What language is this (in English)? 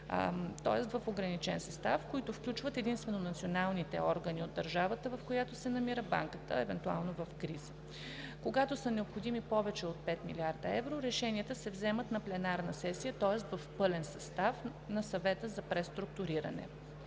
Bulgarian